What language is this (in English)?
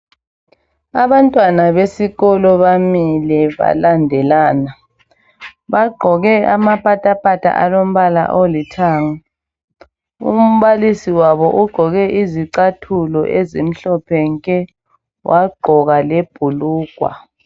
North Ndebele